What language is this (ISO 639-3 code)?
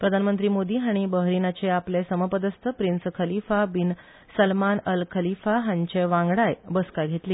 kok